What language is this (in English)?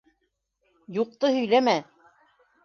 Bashkir